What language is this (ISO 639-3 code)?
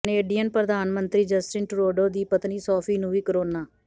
pan